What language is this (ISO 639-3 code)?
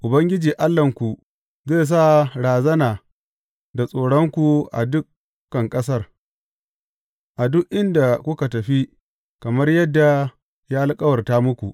hau